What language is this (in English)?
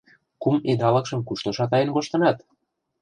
Mari